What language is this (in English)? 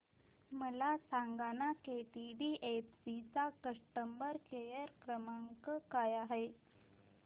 Marathi